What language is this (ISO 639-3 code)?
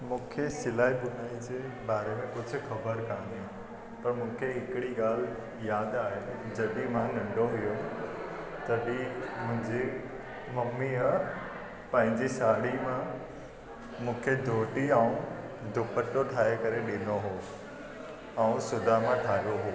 snd